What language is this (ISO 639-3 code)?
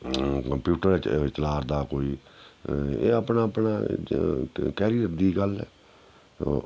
doi